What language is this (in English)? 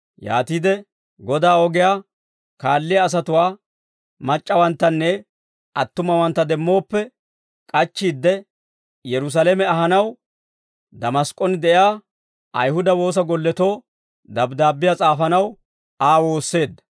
Dawro